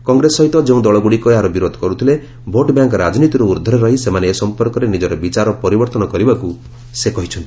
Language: Odia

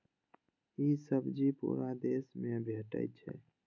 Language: Maithili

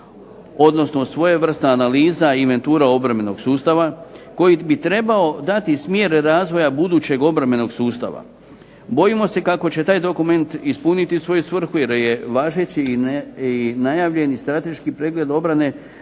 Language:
Croatian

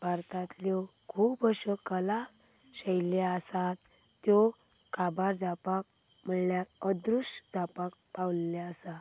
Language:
Konkani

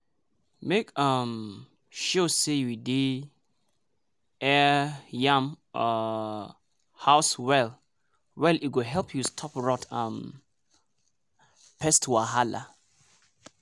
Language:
Nigerian Pidgin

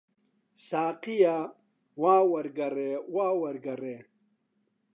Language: Central Kurdish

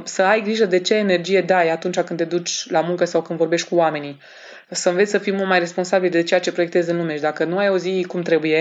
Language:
Romanian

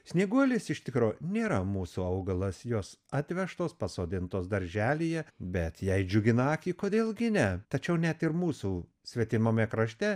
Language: Lithuanian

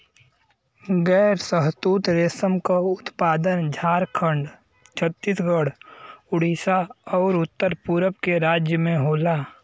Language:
Bhojpuri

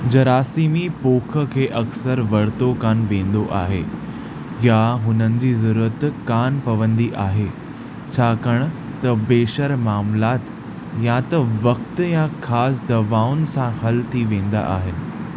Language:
Sindhi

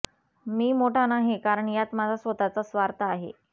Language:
Marathi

